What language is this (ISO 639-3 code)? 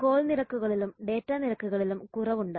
mal